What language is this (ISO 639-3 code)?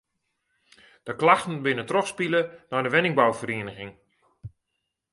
fry